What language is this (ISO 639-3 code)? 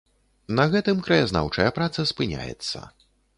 bel